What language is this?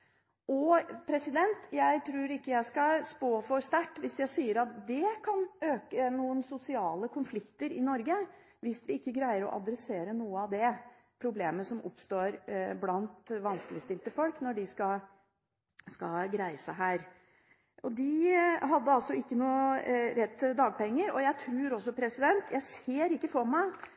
Norwegian Bokmål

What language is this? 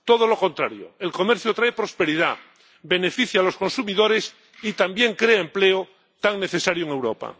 Spanish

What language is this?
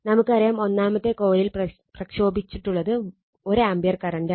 Malayalam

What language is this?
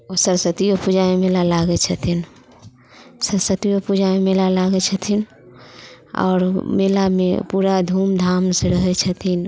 Maithili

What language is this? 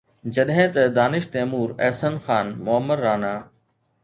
Sindhi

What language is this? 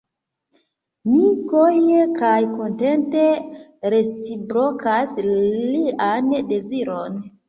Esperanto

